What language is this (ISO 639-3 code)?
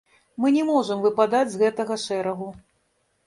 bel